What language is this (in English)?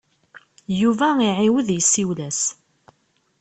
Kabyle